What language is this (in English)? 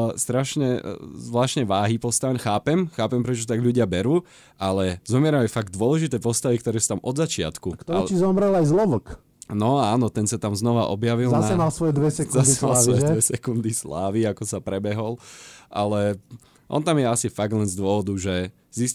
Slovak